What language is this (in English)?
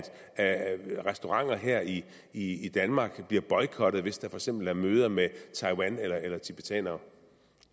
Danish